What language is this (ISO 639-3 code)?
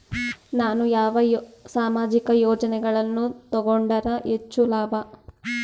kan